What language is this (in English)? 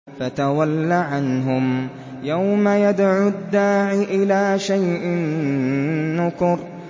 Arabic